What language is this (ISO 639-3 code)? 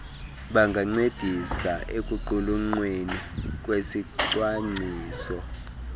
xho